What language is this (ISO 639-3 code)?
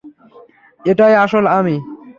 ben